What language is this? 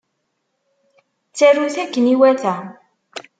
Kabyle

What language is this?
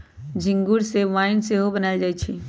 Magahi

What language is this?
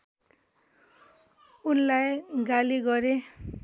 Nepali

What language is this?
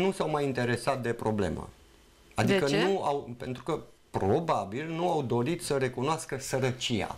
Romanian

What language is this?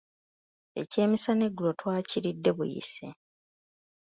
Ganda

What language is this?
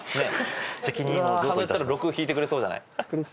Japanese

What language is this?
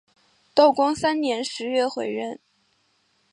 Chinese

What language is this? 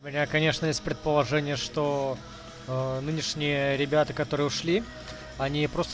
Russian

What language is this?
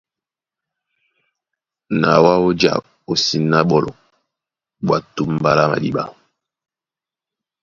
Duala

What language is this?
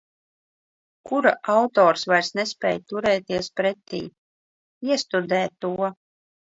Latvian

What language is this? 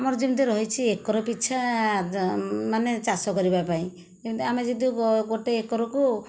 Odia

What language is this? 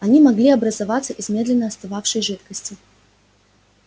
Russian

